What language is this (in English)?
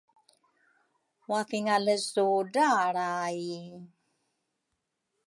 Rukai